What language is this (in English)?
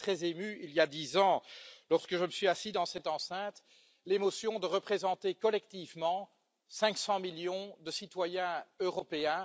French